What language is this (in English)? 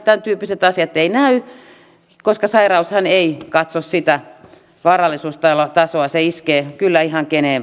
Finnish